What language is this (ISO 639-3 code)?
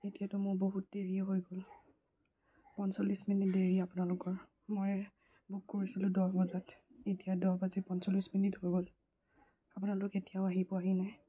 asm